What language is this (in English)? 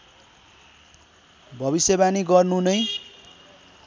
Nepali